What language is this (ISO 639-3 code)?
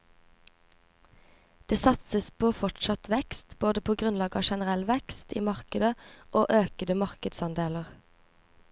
nor